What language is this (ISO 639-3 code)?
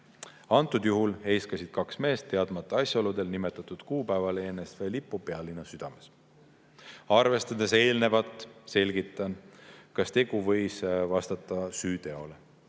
est